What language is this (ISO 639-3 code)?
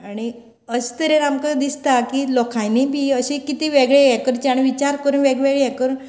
kok